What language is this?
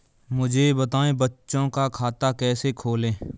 Hindi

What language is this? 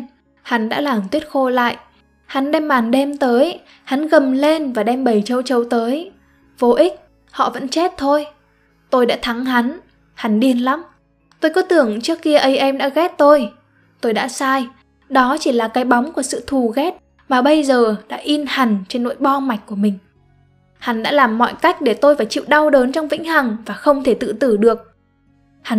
Vietnamese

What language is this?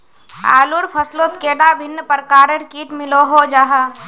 Magahi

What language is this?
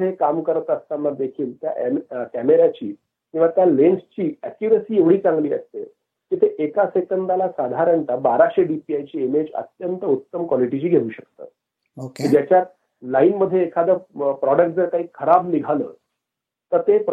Marathi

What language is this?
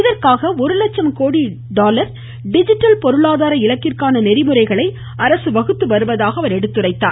Tamil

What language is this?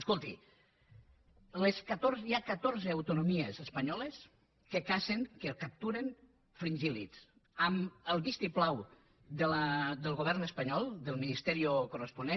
Catalan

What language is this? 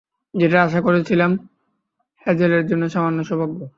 Bangla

